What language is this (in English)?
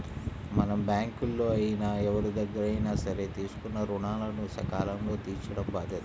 Telugu